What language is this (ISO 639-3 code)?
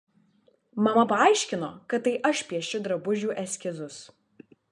lit